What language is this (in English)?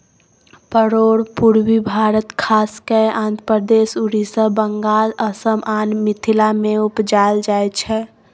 Maithili